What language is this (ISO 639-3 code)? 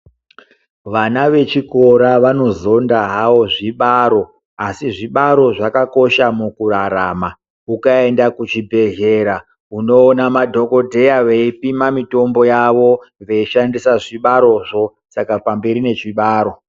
ndc